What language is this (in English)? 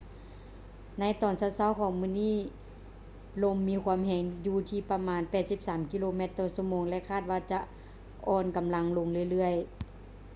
Lao